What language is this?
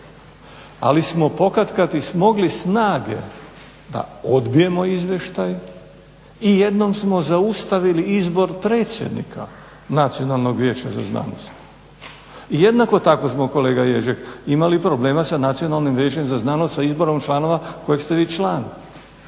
Croatian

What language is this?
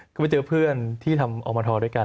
Thai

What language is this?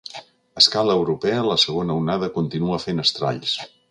Catalan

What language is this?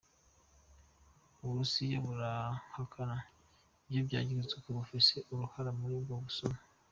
Kinyarwanda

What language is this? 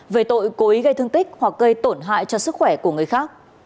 Vietnamese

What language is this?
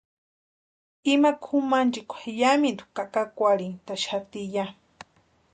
Western Highland Purepecha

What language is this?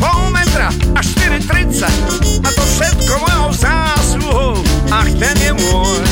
Slovak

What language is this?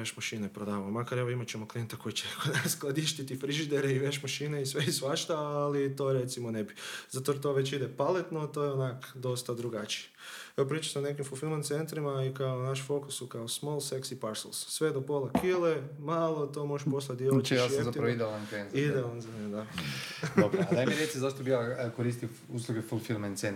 Croatian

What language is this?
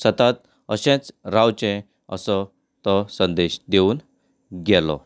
Konkani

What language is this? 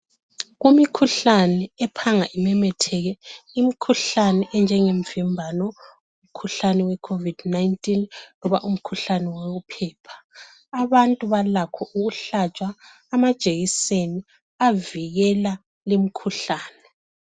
North Ndebele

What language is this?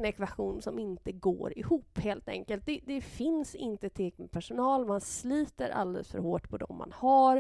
Swedish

